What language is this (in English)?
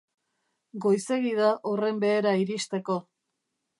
Basque